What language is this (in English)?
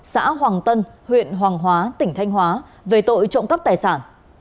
Vietnamese